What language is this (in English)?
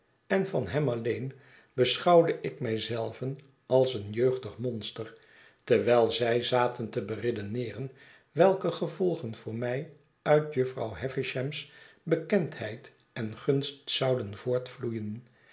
Dutch